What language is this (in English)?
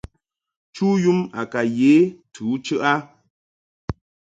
Mungaka